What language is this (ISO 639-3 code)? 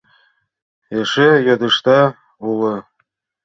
chm